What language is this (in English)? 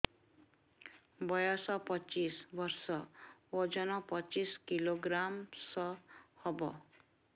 Odia